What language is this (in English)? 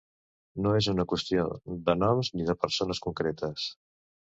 Catalan